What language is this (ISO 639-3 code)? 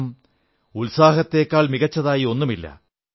mal